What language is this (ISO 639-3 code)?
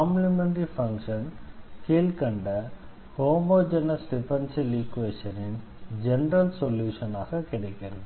tam